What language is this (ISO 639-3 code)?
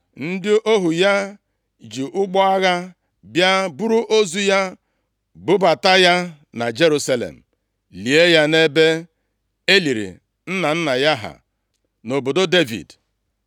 ibo